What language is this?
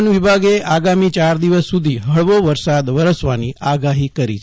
Gujarati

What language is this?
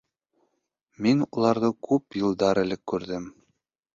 Bashkir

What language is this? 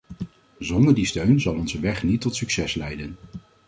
Dutch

